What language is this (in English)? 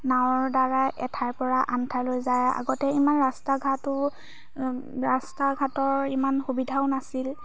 Assamese